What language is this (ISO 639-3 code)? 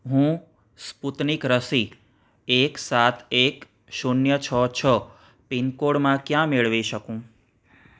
guj